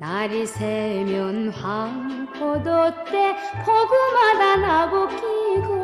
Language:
Korean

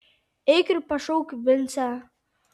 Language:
Lithuanian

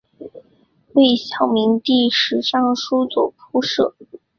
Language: Chinese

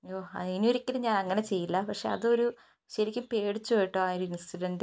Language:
Malayalam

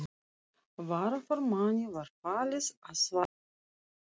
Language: Icelandic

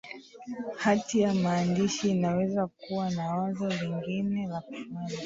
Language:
Swahili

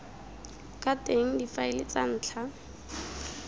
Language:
Tswana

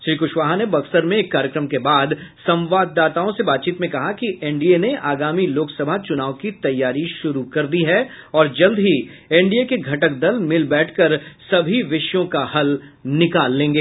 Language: Hindi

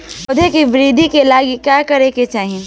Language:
Bhojpuri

